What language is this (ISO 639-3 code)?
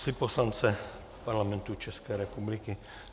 ces